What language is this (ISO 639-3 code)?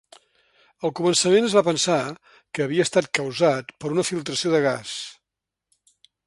cat